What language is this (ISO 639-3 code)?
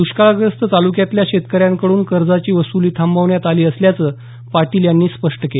mar